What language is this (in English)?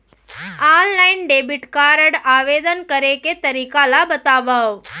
Chhattisgarhi